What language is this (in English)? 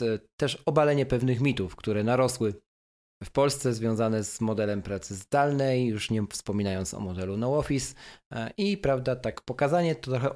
Polish